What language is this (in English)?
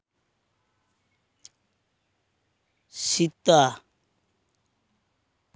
Santali